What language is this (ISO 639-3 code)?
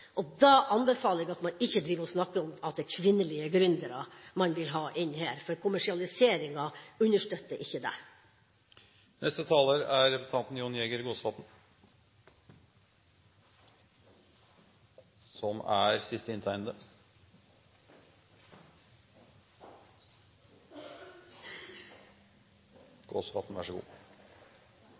nob